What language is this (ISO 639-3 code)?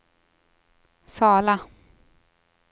swe